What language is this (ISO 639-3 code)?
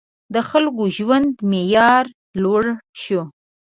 pus